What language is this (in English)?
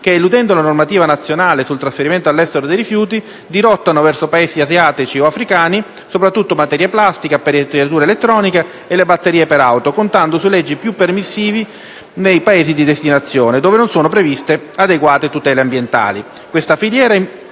Italian